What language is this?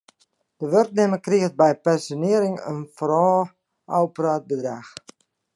Western Frisian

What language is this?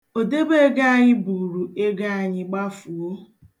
Igbo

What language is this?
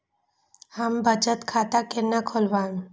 Maithili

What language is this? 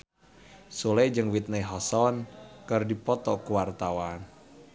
Sundanese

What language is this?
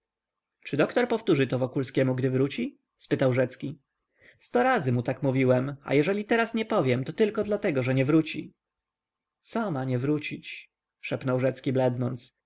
Polish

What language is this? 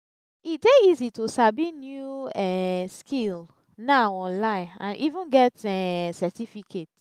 Nigerian Pidgin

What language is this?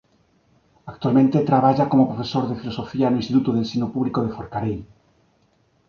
Galician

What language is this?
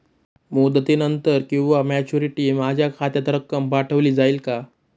Marathi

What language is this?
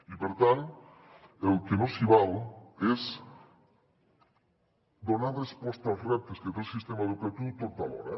Catalan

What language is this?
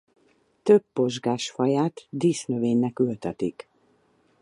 Hungarian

